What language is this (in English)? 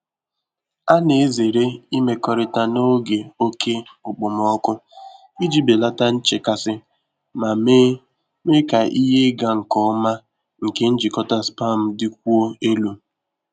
Igbo